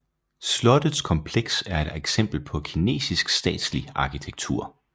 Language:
Danish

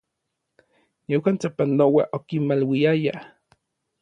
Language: Orizaba Nahuatl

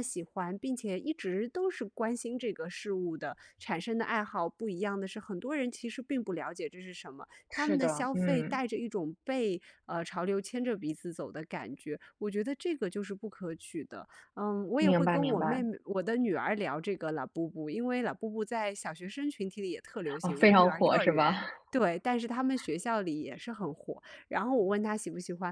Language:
Chinese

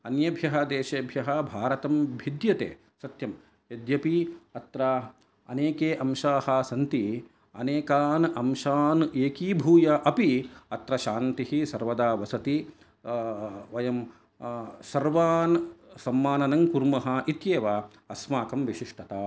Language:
Sanskrit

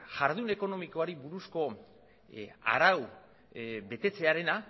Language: Basque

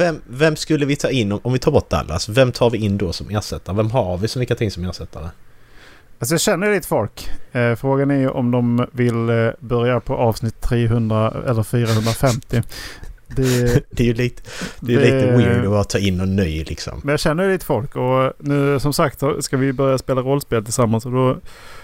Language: Swedish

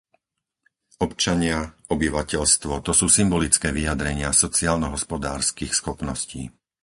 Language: Slovak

